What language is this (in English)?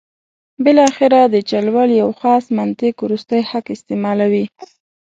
Pashto